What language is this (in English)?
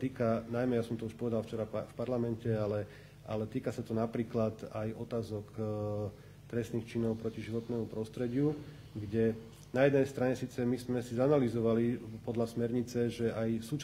Slovak